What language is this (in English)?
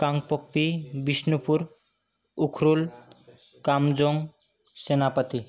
Sanskrit